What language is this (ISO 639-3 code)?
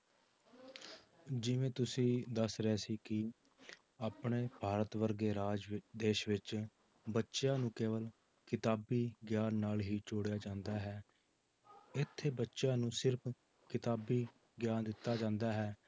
pan